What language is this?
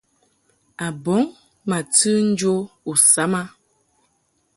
Mungaka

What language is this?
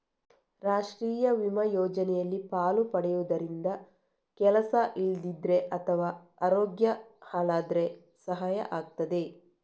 Kannada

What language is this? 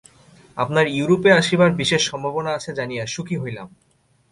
Bangla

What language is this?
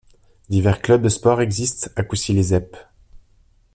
French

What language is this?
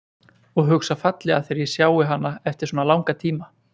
Icelandic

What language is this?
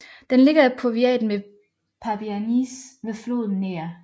Danish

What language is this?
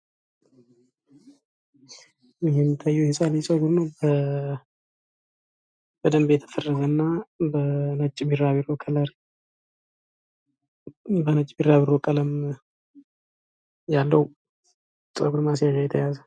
Amharic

